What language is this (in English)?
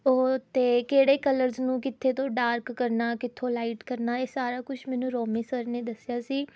Punjabi